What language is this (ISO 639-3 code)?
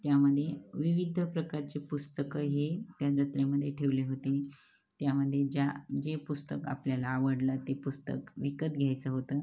mar